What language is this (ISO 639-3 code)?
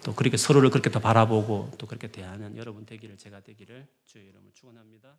kor